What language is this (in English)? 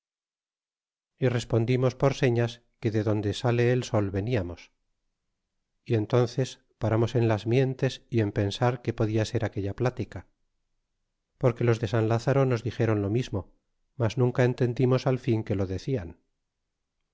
Spanish